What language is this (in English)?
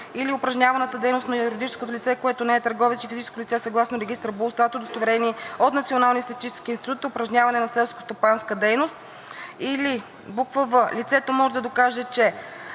Bulgarian